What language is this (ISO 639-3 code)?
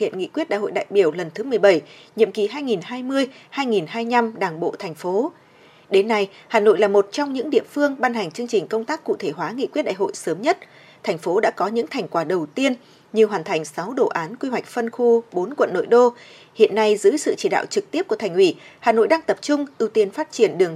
vie